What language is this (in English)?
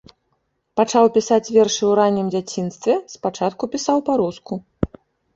Belarusian